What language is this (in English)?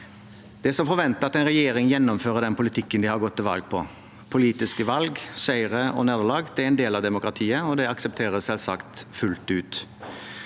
Norwegian